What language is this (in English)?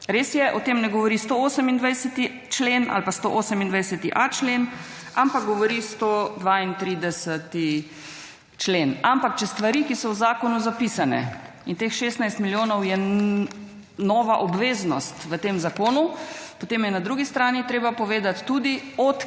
Slovenian